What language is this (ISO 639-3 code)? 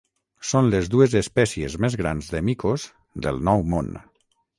cat